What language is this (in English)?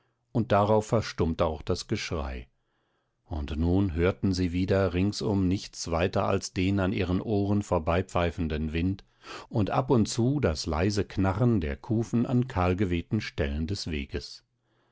German